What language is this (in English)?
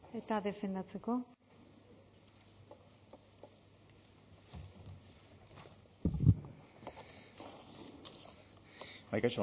Basque